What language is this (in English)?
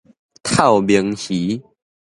Min Nan Chinese